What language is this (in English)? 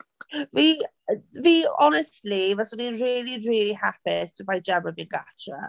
Welsh